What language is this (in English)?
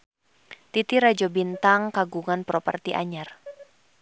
Sundanese